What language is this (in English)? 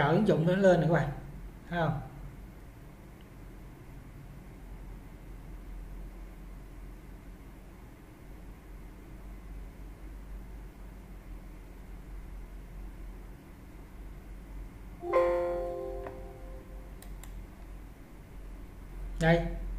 Vietnamese